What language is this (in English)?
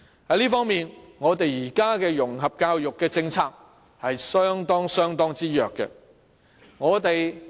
Cantonese